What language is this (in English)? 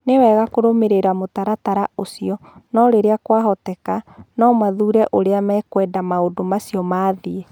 Kikuyu